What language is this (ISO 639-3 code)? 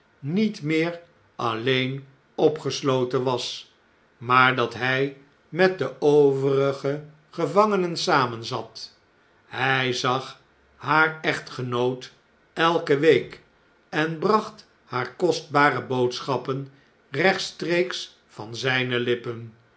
nld